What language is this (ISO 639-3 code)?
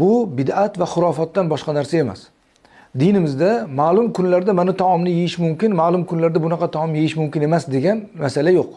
tur